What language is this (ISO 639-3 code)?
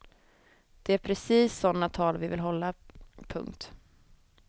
swe